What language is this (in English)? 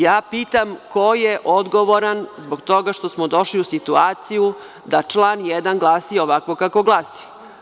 Serbian